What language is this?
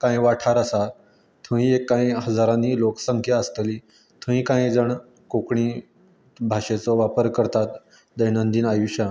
Konkani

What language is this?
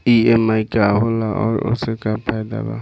Bhojpuri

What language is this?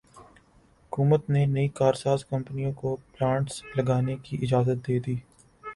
Urdu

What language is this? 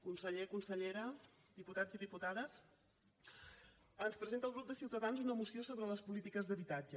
Catalan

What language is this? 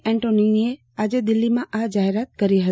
Gujarati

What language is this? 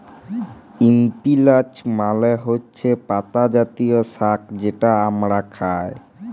Bangla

